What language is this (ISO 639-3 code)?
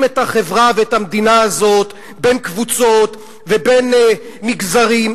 heb